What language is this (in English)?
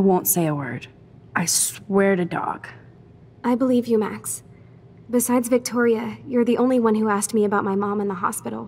Polish